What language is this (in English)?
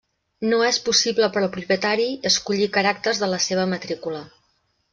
Catalan